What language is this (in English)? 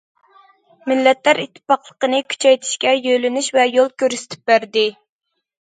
Uyghur